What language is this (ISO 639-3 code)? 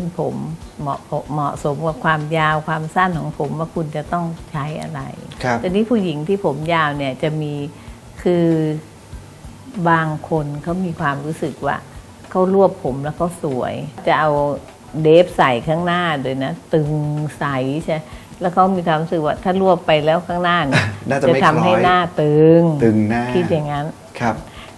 tha